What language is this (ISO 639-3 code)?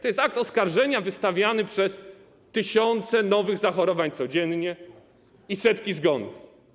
pol